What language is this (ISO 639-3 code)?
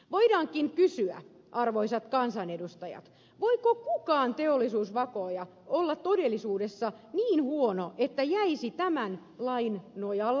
fin